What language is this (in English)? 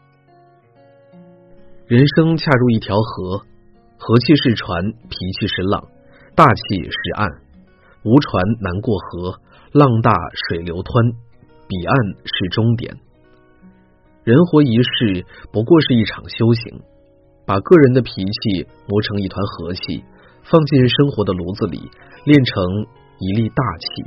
Chinese